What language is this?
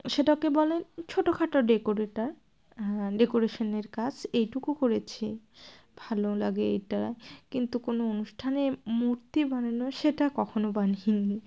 Bangla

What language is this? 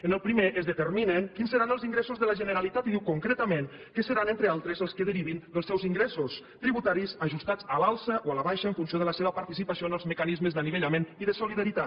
Catalan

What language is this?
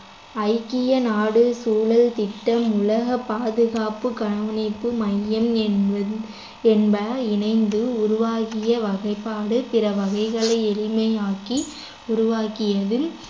Tamil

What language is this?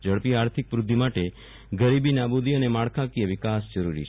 Gujarati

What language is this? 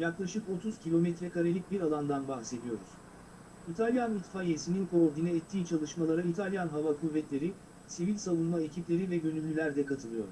Turkish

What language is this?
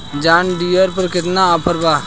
Bhojpuri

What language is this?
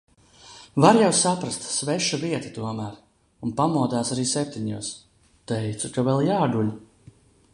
Latvian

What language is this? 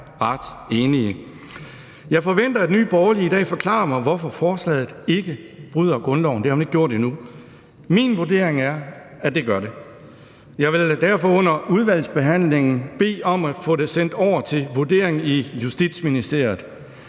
Danish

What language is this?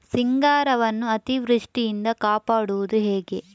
Kannada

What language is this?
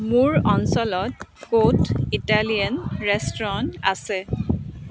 Assamese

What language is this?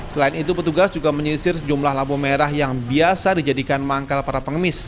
Indonesian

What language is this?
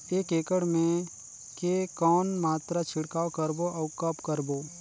Chhattisgarhi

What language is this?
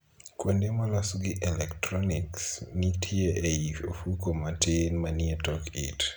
Luo (Kenya and Tanzania)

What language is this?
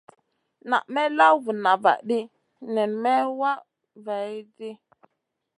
Masana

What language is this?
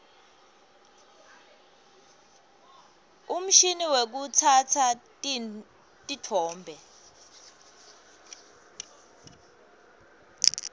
Swati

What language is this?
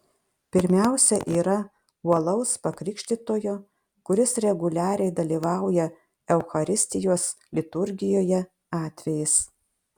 Lithuanian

